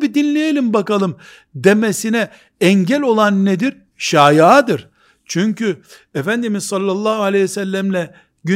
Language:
Turkish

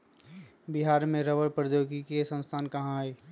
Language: Magahi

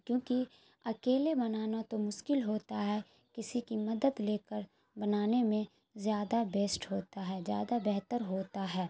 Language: Urdu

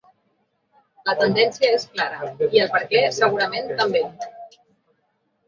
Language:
Catalan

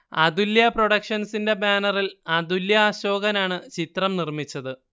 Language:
Malayalam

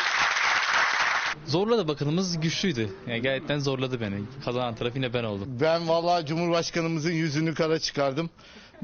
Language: Turkish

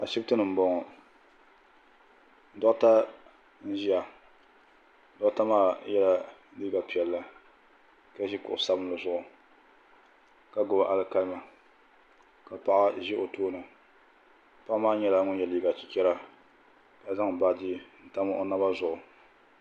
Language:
Dagbani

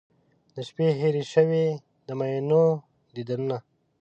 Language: Pashto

